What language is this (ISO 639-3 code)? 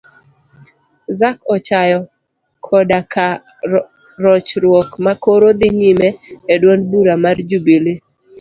luo